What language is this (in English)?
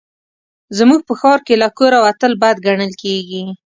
Pashto